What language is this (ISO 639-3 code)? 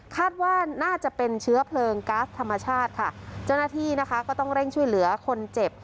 tha